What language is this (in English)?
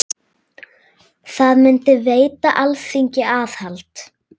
Icelandic